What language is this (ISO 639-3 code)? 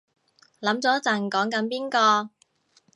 yue